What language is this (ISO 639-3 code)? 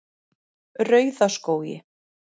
isl